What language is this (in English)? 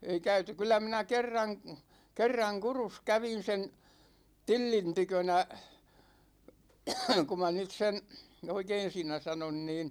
Finnish